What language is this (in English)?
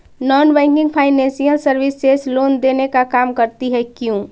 Magahi